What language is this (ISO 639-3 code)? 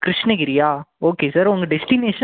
tam